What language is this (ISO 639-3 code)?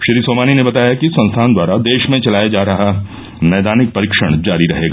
hin